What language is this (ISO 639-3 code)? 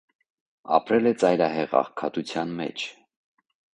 hye